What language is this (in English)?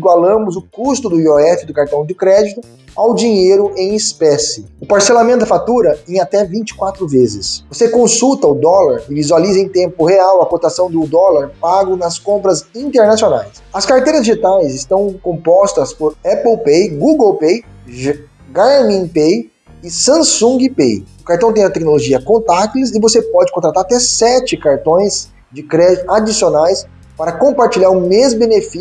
Portuguese